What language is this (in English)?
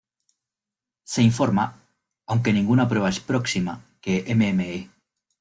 Spanish